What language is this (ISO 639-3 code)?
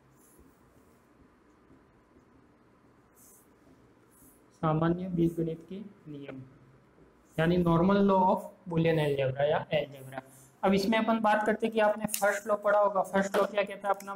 hin